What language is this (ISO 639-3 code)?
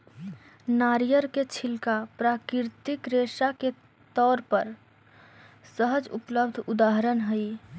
mag